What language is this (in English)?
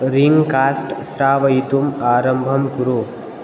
Sanskrit